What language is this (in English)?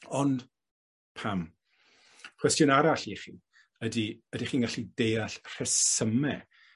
Welsh